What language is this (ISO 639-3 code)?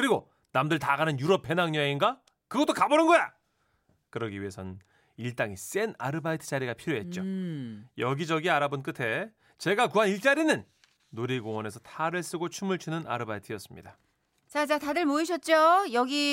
kor